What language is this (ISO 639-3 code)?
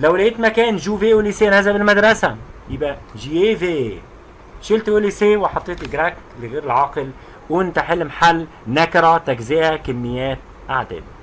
ara